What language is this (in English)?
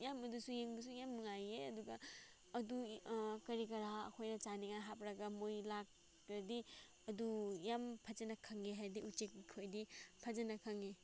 Manipuri